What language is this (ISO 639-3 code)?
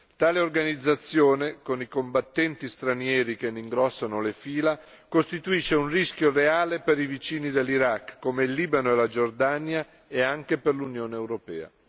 ita